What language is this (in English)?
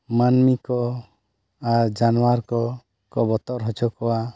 Santali